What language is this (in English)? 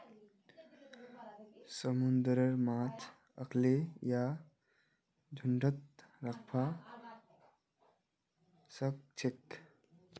Magahi